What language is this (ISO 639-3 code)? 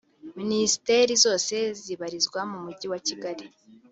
kin